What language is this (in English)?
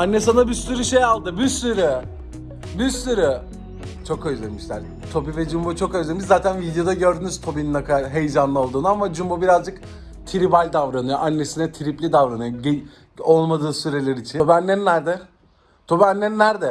Turkish